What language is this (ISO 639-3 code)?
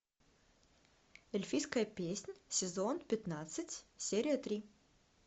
rus